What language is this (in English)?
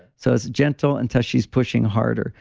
English